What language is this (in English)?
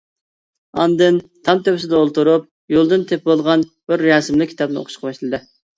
Uyghur